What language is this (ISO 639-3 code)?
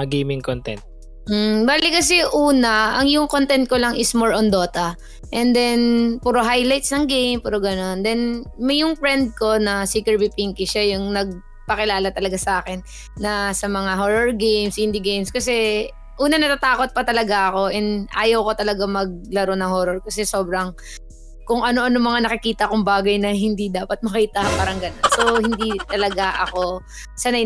fil